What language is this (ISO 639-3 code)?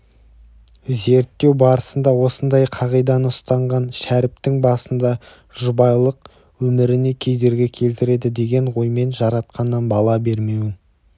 kaz